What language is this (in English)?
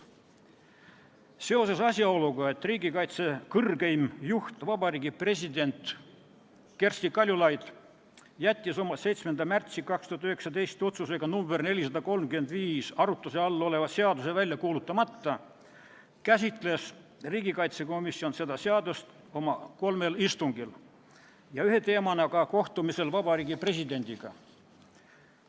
Estonian